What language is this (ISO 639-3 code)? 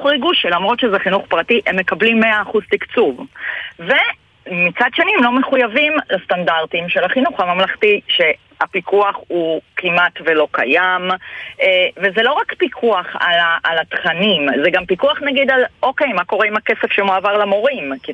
heb